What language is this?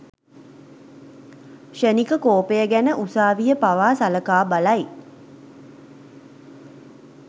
Sinhala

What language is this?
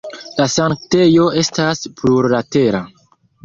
Esperanto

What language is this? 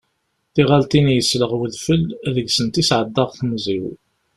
Kabyle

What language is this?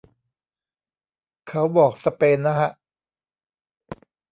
Thai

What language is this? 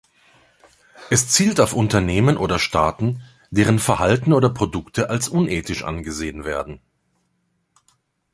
German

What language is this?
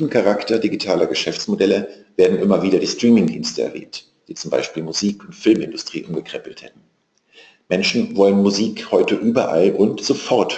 German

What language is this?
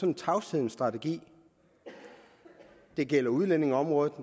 Danish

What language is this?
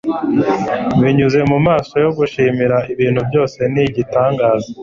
Kinyarwanda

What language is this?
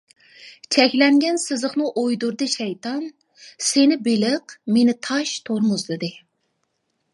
Uyghur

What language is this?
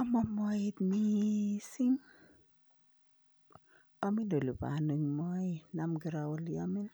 Kalenjin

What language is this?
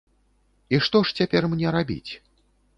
Belarusian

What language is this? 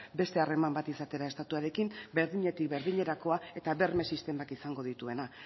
Basque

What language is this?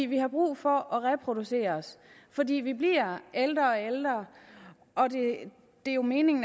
Danish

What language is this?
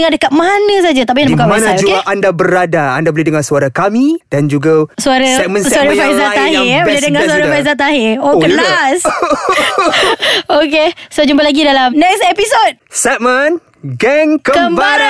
Malay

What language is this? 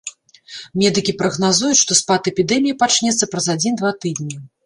Belarusian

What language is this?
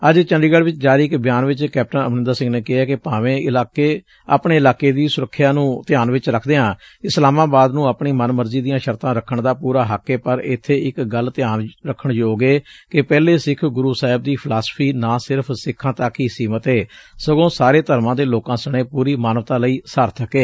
Punjabi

